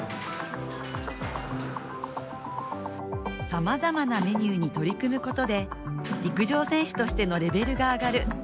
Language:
Japanese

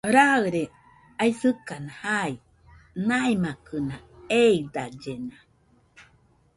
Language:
Nüpode Huitoto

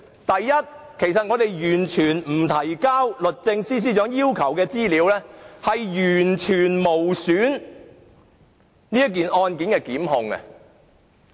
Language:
Cantonese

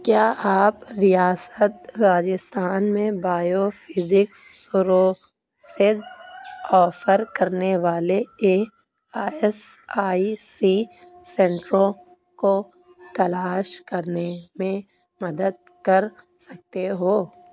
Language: Urdu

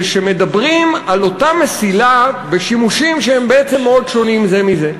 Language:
Hebrew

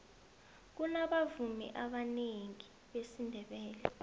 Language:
South Ndebele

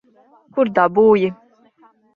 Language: Latvian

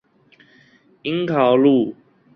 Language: Chinese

